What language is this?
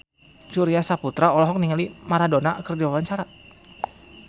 Sundanese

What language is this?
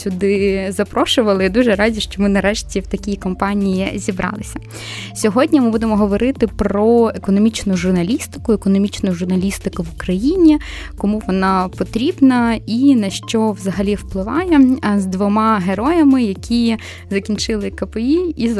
Ukrainian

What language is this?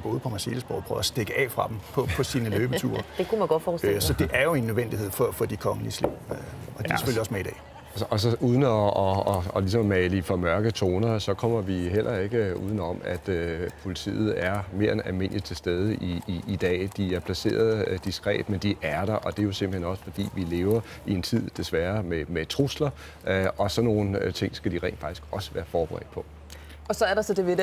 Danish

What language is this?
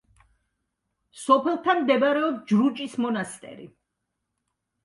Georgian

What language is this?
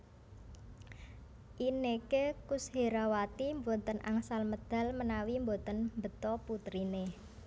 Javanese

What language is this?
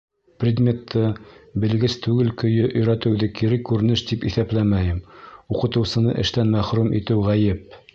Bashkir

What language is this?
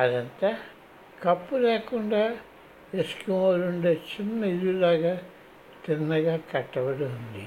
Telugu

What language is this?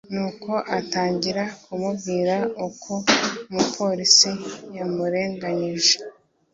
Kinyarwanda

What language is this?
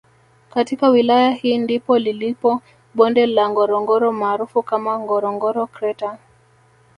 Swahili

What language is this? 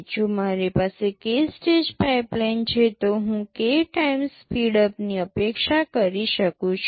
Gujarati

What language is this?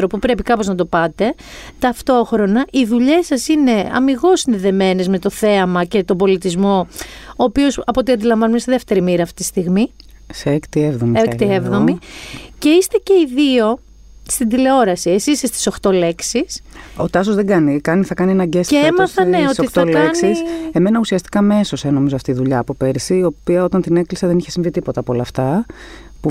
Greek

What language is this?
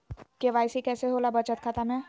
Magahi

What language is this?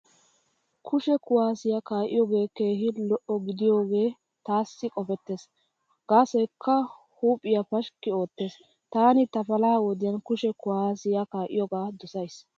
Wolaytta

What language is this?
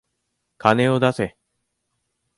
Japanese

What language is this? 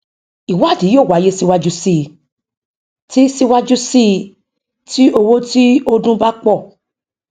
Yoruba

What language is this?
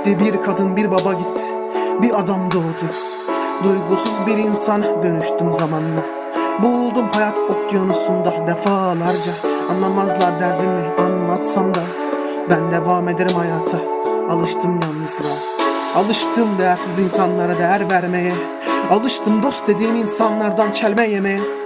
Turkish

